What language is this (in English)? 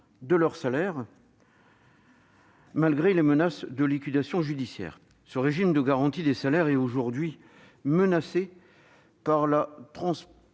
French